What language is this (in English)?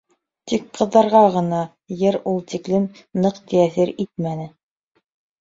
Bashkir